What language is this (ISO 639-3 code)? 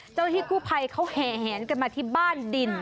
tha